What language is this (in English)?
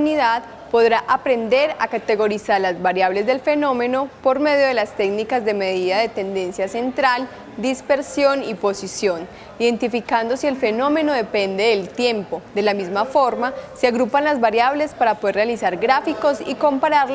Spanish